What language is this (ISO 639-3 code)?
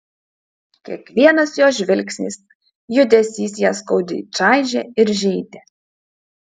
lit